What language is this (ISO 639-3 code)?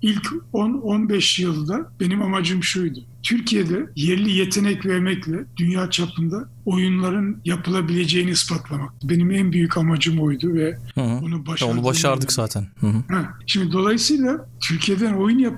tur